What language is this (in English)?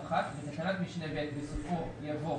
Hebrew